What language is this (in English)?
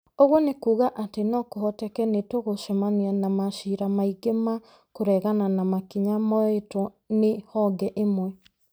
Kikuyu